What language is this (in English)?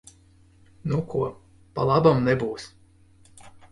Latvian